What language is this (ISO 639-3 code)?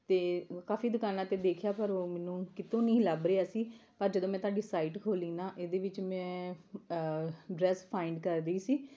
pan